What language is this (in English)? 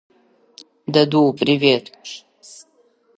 Abkhazian